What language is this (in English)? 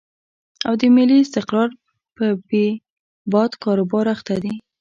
Pashto